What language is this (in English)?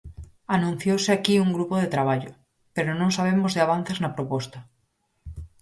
Galician